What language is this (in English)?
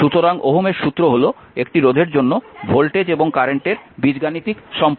Bangla